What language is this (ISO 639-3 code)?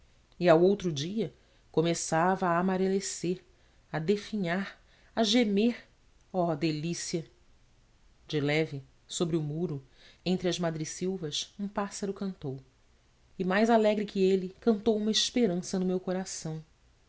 por